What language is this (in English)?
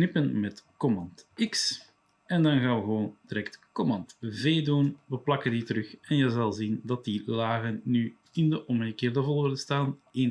Dutch